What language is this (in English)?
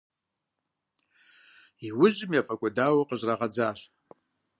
Kabardian